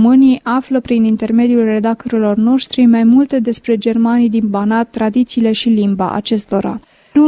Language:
Romanian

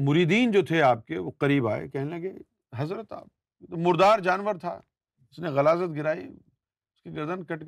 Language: Urdu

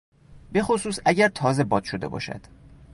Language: Persian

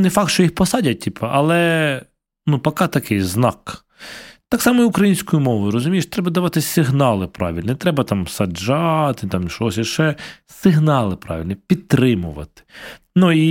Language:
Ukrainian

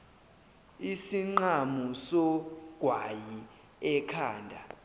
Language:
Zulu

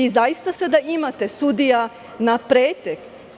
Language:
Serbian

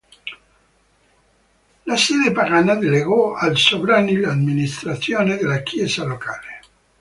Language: Italian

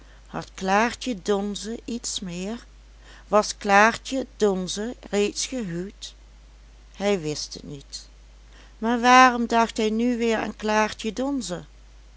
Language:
Dutch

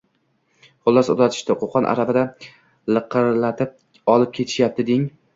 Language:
Uzbek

